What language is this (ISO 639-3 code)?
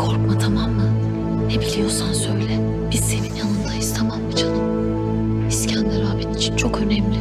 tur